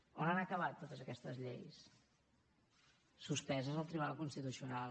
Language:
Catalan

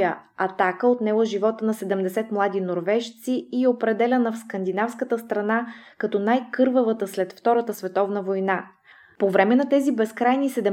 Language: Bulgarian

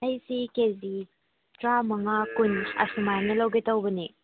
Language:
Manipuri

